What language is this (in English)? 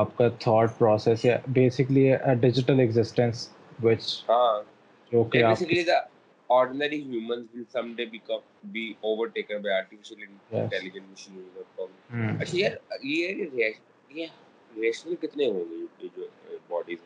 Urdu